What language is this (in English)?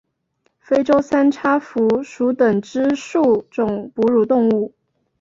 Chinese